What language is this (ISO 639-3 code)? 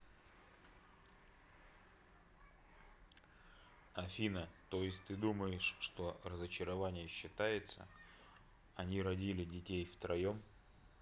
rus